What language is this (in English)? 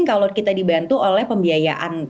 Indonesian